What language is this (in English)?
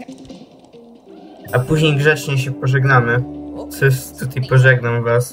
Polish